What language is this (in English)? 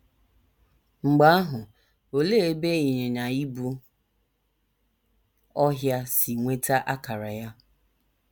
Igbo